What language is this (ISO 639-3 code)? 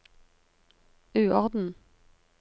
nor